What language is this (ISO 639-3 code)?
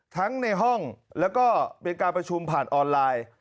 tha